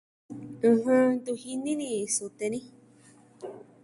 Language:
Southwestern Tlaxiaco Mixtec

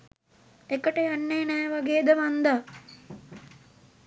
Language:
Sinhala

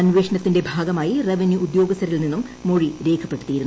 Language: Malayalam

